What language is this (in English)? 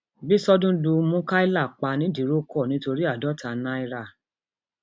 Yoruba